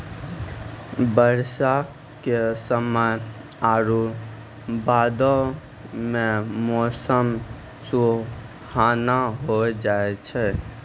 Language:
Maithili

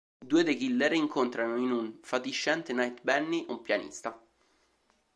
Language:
Italian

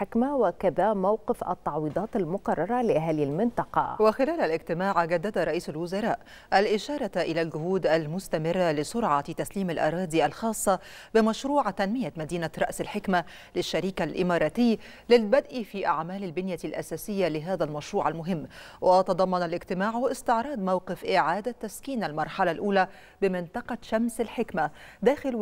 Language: Arabic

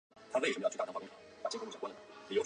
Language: Chinese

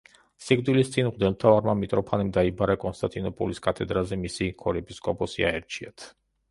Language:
Georgian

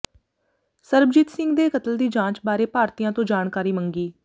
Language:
Punjabi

